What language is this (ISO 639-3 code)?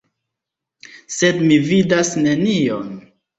epo